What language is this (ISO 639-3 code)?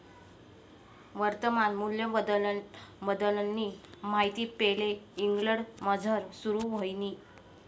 mar